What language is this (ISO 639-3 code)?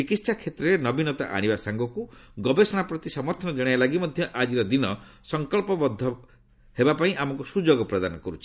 ori